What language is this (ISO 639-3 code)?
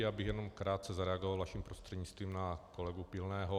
ces